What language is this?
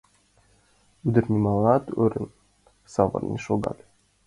Mari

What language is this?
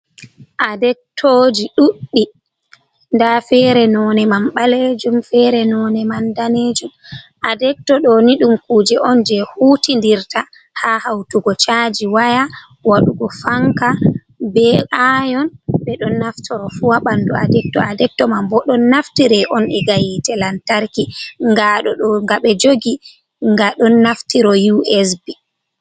Fula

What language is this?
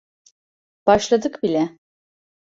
Turkish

